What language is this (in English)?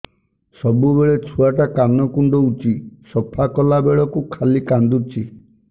Odia